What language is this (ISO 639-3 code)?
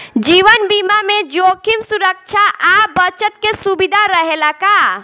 bho